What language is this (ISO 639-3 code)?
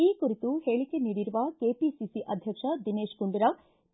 kan